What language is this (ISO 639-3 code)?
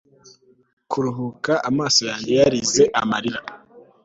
kin